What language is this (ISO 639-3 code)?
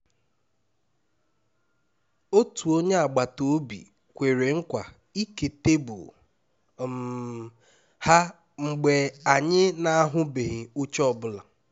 ibo